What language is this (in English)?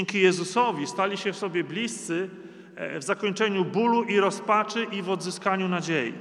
Polish